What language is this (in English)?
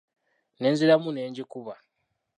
Ganda